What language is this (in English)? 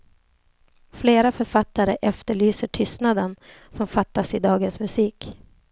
Swedish